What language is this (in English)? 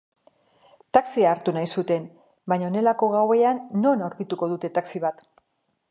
Basque